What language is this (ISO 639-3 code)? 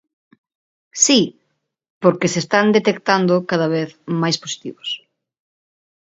glg